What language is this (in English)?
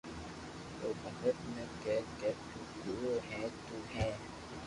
Loarki